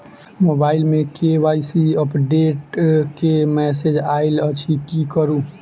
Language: Maithili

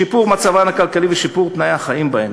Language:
Hebrew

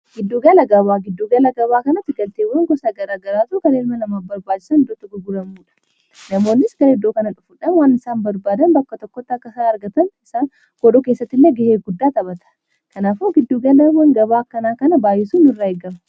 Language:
Oromo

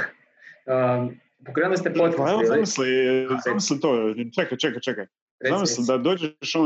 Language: Croatian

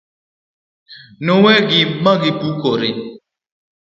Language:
Luo (Kenya and Tanzania)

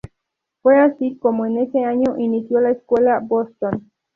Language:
Spanish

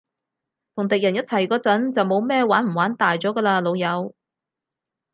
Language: Cantonese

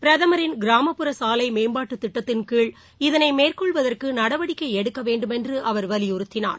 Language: Tamil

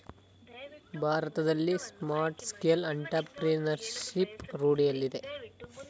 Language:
Kannada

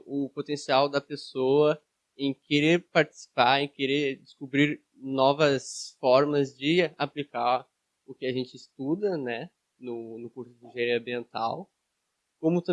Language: Portuguese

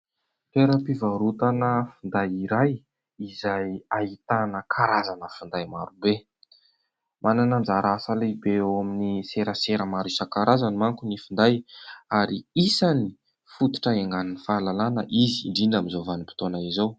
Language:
Malagasy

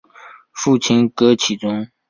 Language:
Chinese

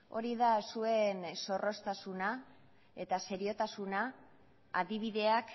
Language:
Basque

